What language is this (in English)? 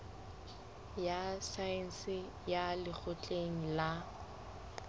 Southern Sotho